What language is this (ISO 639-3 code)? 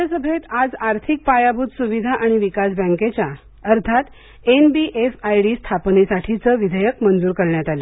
mar